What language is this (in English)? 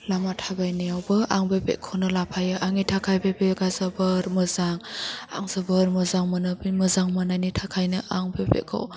Bodo